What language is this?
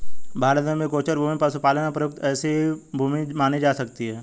Hindi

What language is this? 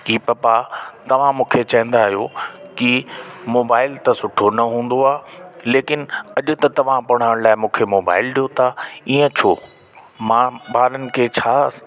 Sindhi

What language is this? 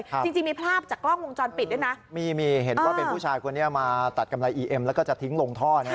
Thai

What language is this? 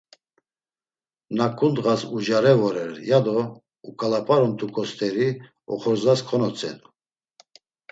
Laz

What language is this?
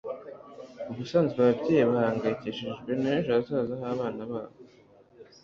Kinyarwanda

